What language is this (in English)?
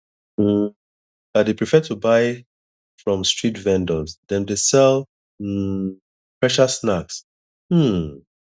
Nigerian Pidgin